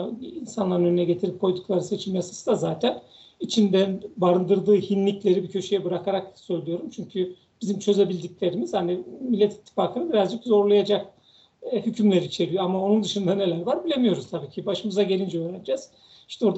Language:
Turkish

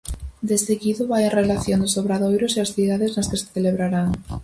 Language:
Galician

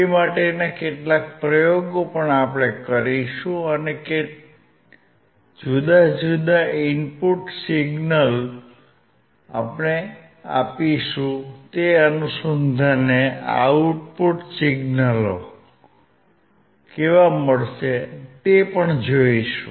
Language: Gujarati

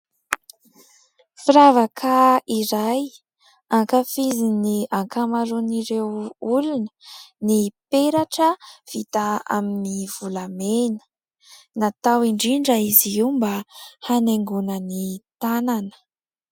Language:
Malagasy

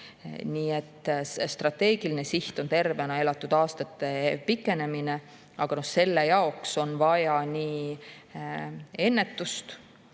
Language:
Estonian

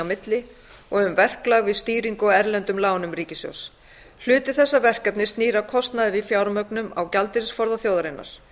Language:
Icelandic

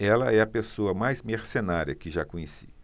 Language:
Portuguese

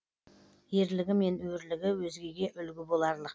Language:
Kazakh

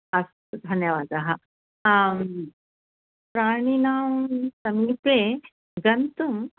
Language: Sanskrit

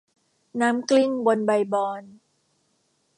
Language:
Thai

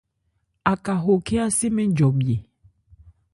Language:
Ebrié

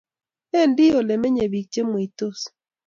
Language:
Kalenjin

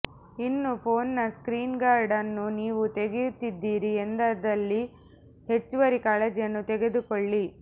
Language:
Kannada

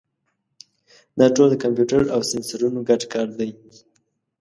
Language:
Pashto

